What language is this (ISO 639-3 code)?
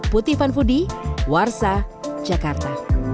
ind